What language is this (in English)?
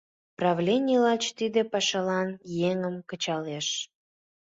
Mari